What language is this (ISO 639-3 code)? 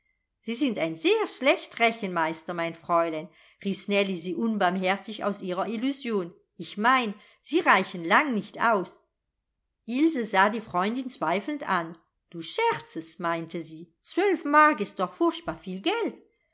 deu